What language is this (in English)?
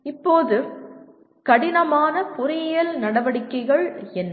Tamil